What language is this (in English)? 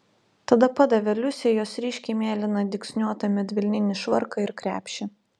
Lithuanian